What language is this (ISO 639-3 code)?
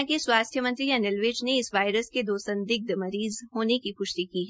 hin